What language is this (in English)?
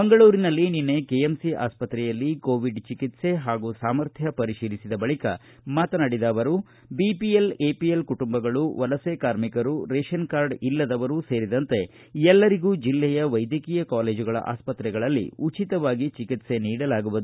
Kannada